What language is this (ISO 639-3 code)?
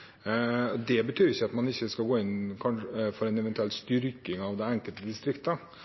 nob